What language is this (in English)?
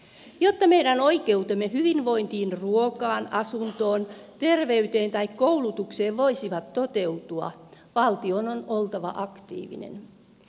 Finnish